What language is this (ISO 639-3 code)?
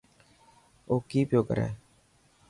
mki